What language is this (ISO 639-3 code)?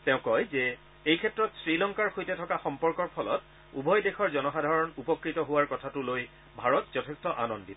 asm